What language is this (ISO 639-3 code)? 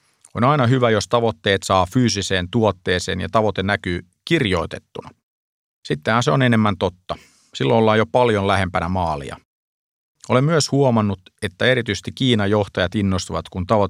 fin